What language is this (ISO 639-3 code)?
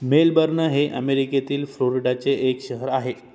mar